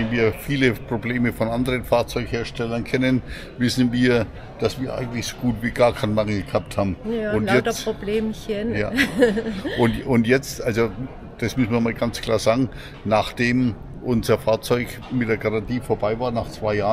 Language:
German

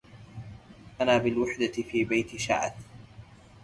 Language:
Arabic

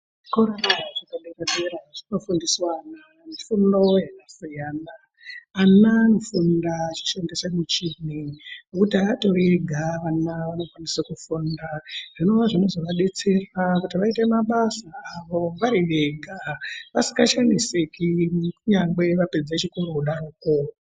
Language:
Ndau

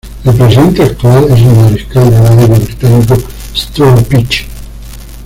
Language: Spanish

